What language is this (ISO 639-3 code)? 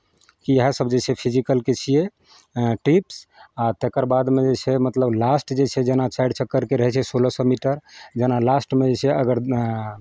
mai